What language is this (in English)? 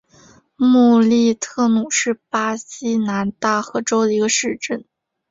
Chinese